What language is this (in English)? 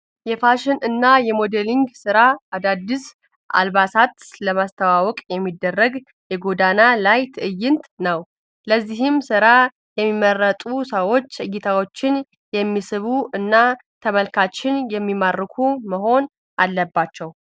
Amharic